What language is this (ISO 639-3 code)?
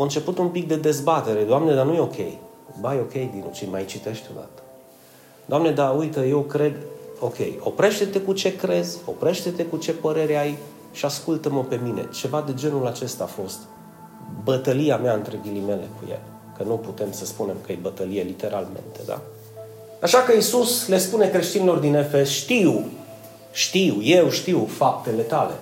ron